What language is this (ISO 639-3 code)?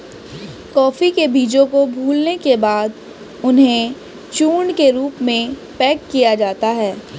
hin